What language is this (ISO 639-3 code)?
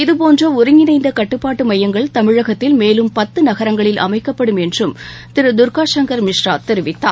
tam